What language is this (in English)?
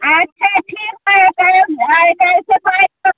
Maithili